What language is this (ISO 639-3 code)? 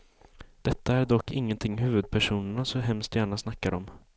swe